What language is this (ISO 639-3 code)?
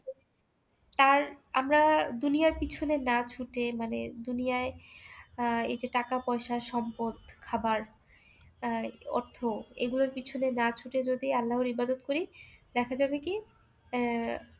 ben